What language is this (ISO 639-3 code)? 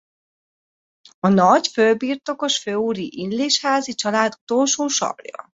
hun